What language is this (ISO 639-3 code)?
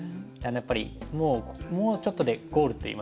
jpn